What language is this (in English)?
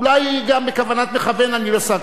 Hebrew